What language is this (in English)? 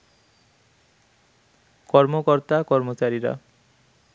Bangla